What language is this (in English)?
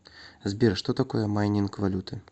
Russian